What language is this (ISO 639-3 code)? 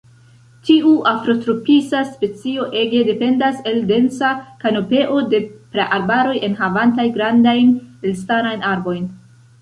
epo